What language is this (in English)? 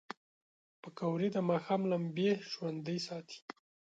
Pashto